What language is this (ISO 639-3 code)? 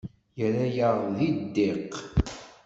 kab